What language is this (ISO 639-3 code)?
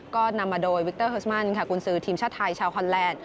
tha